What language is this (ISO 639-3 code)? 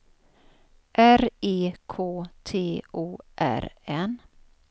swe